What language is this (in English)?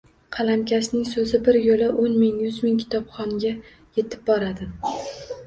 Uzbek